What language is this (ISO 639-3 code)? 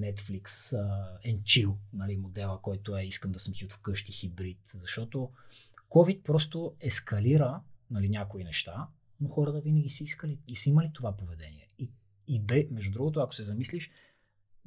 bul